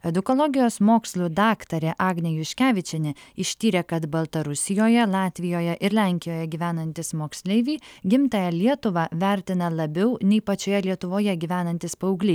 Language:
Lithuanian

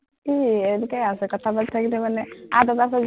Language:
Assamese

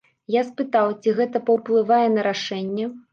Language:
Belarusian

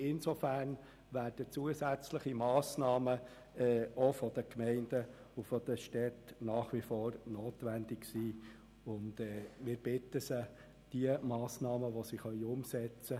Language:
Swiss German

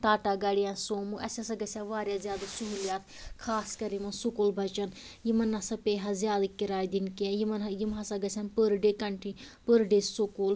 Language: Kashmiri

